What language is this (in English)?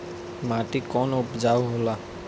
Bhojpuri